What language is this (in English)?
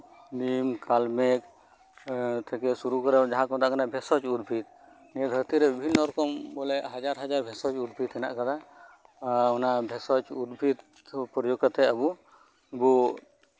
Santali